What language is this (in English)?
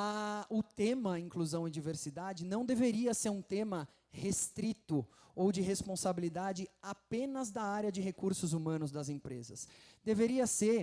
Portuguese